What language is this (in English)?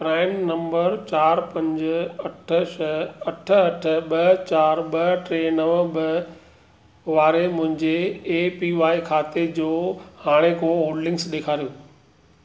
Sindhi